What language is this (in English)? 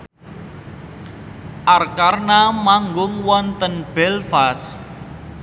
Javanese